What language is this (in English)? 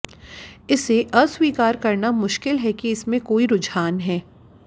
Hindi